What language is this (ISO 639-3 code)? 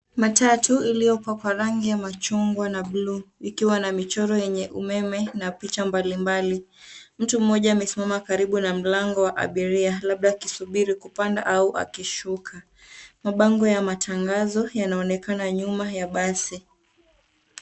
swa